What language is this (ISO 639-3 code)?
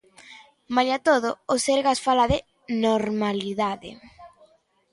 glg